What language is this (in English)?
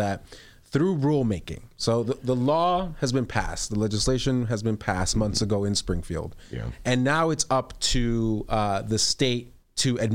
English